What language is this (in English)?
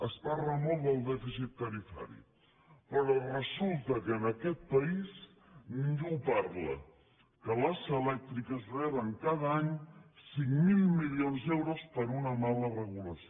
Catalan